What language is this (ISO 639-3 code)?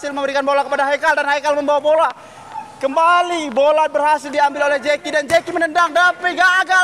ind